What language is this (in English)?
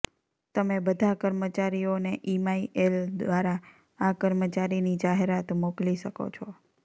Gujarati